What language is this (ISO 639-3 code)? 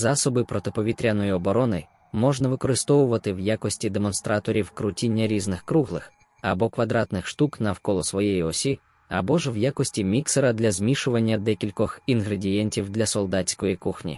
ukr